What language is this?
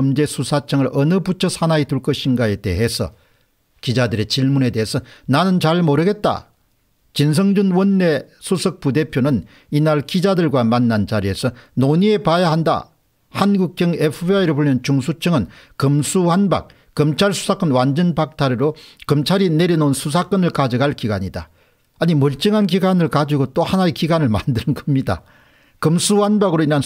Korean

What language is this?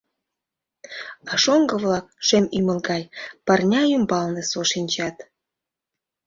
Mari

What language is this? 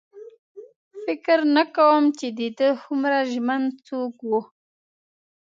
Pashto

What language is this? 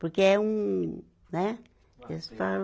Portuguese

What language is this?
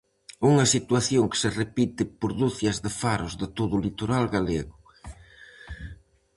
Galician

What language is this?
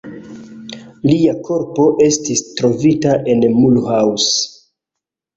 Esperanto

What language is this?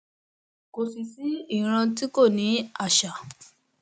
Yoruba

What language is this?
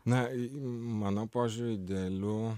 Lithuanian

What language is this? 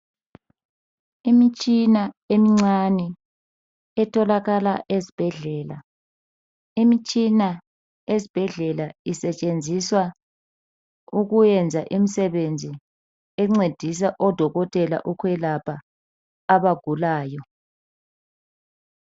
North Ndebele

